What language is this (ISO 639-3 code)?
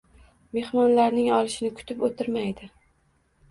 uzb